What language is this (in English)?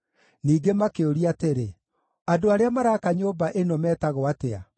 Kikuyu